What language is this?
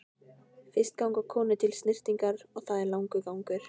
Icelandic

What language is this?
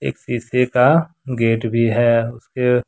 Hindi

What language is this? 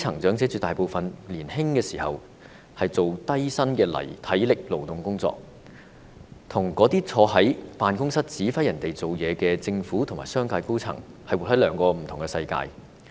Cantonese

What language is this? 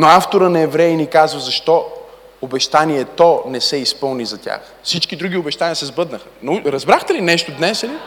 Bulgarian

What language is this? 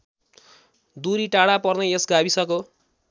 Nepali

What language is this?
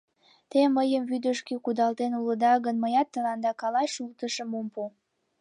Mari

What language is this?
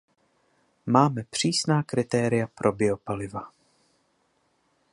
Czech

